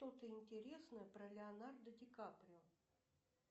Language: Russian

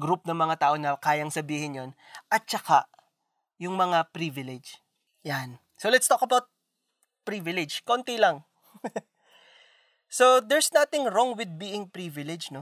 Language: Filipino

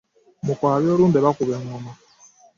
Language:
Ganda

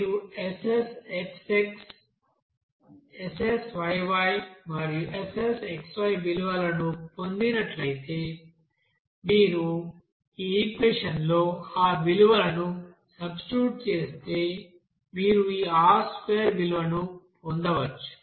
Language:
Telugu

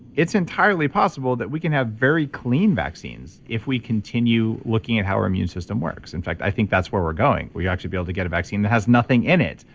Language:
English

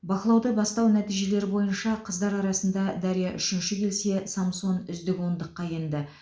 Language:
Kazakh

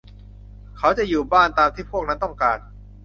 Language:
Thai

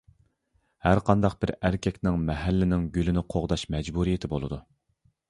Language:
Uyghur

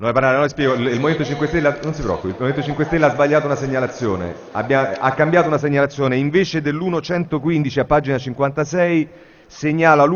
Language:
Italian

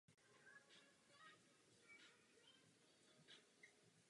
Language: Czech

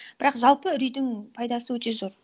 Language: Kazakh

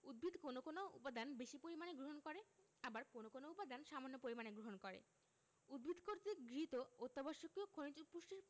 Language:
Bangla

